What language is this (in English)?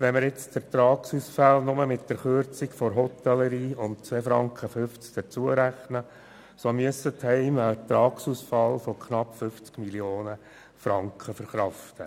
Swiss German